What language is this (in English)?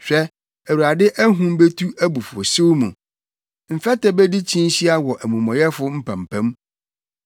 Akan